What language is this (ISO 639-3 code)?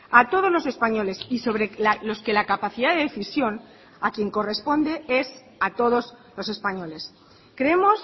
spa